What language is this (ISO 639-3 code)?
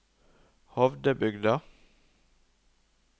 nor